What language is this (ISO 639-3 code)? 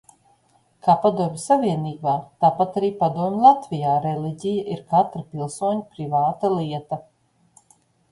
lav